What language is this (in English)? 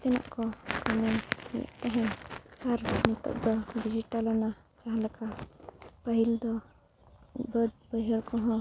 Santali